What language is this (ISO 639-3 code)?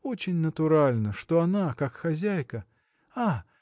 rus